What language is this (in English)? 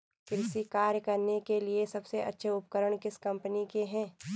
Hindi